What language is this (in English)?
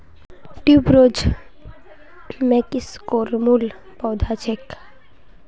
Magahi